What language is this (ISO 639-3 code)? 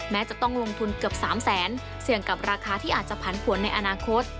tha